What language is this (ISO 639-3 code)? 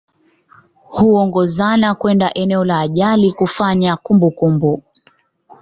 swa